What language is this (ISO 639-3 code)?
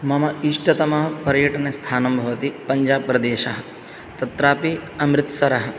san